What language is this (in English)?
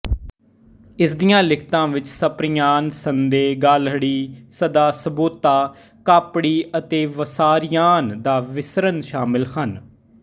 Punjabi